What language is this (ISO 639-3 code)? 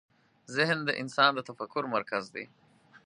pus